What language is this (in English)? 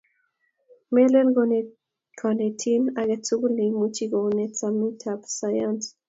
Kalenjin